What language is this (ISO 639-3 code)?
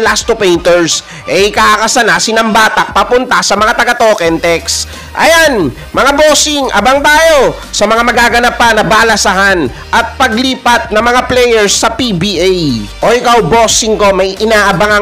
fil